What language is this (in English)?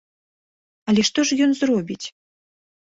Belarusian